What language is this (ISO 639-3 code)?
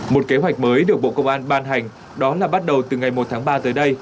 vie